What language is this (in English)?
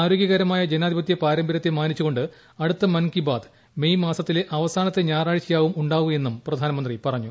Malayalam